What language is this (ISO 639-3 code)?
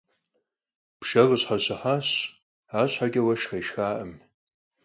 kbd